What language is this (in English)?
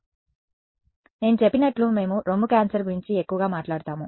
Telugu